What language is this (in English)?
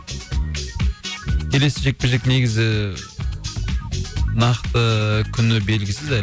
Kazakh